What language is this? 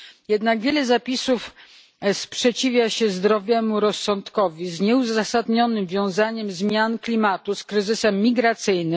Polish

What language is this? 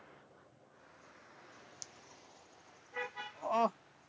Bangla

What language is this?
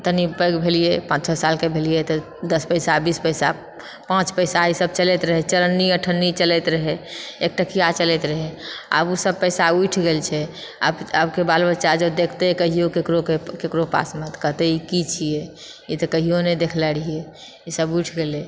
Maithili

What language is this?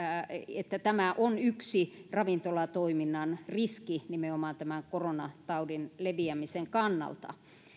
Finnish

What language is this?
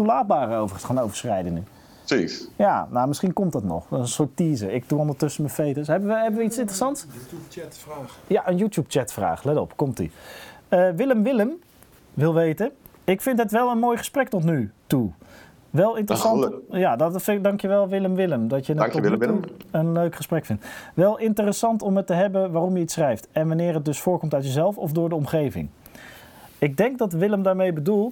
Dutch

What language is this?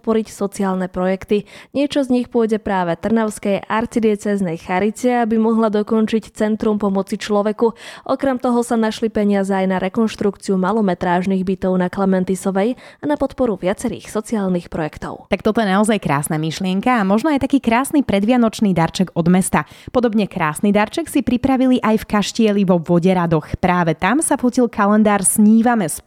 Slovak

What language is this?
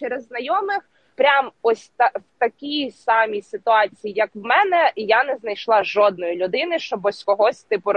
Ukrainian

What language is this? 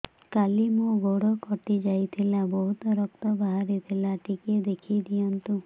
Odia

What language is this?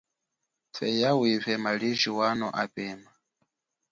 Chokwe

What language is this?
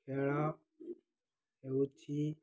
Odia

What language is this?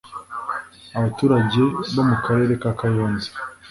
Kinyarwanda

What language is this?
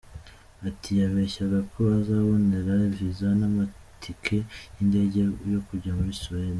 Kinyarwanda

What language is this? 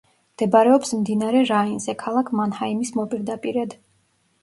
Georgian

